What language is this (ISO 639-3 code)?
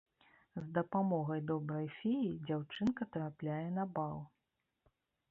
bel